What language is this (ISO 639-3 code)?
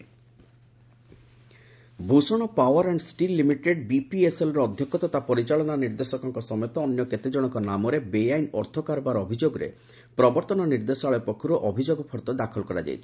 ori